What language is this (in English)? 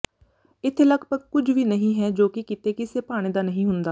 Punjabi